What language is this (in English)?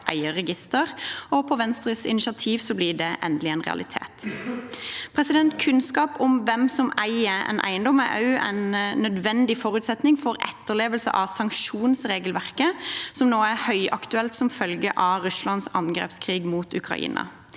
Norwegian